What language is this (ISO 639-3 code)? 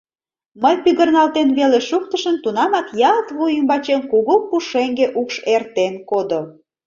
chm